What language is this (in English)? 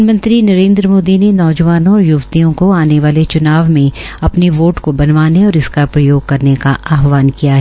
Hindi